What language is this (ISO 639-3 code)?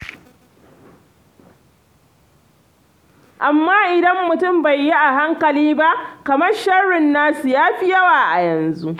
hau